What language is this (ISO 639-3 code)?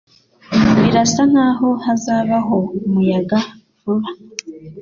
kin